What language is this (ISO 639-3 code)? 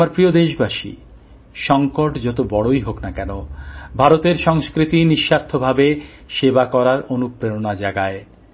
ben